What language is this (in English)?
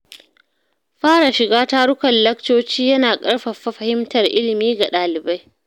Hausa